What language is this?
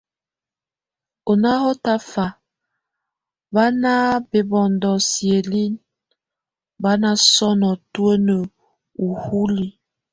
Tunen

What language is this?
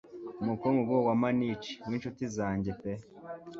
Kinyarwanda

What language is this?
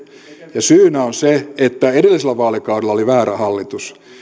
Finnish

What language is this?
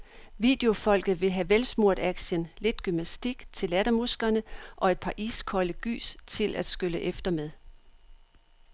Danish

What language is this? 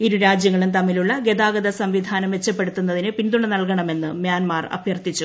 Malayalam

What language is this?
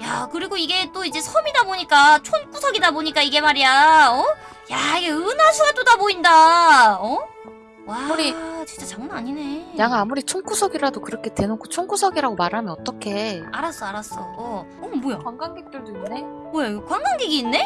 Korean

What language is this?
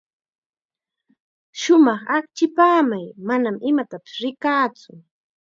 Chiquián Ancash Quechua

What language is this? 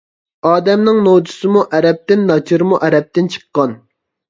Uyghur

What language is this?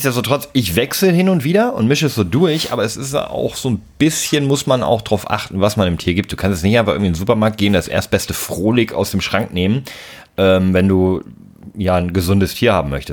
German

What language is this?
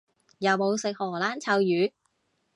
Cantonese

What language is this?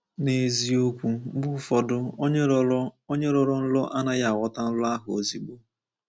Igbo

